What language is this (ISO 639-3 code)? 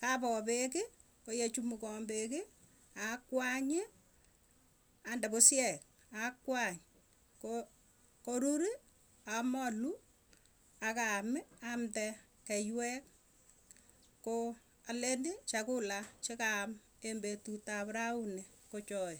tuy